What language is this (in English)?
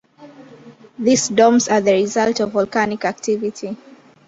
English